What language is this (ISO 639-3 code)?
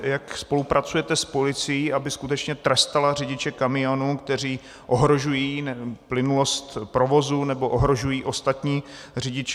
ces